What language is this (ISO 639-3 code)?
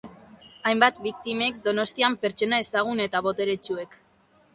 eus